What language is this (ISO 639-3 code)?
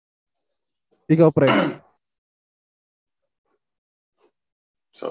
fil